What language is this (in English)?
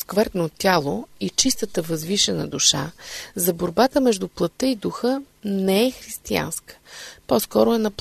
Bulgarian